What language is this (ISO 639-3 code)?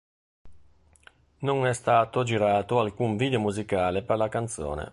ita